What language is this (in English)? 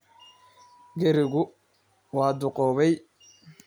Somali